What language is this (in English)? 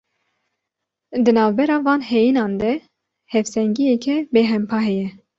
Kurdish